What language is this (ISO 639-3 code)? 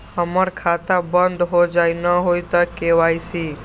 mag